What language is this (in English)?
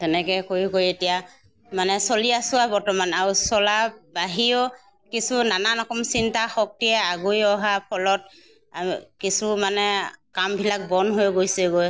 Assamese